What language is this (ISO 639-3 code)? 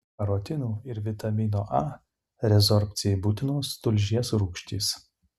lit